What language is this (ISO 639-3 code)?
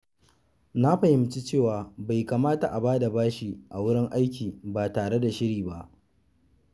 hau